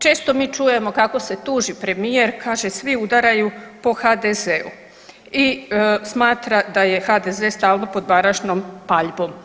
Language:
Croatian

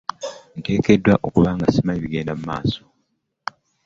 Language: Ganda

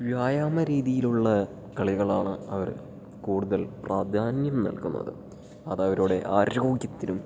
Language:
Malayalam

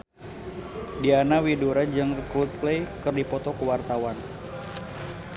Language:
Sundanese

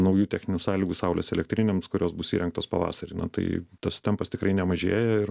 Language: Lithuanian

